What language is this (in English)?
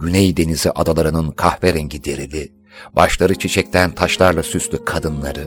Turkish